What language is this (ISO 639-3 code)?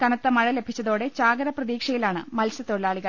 mal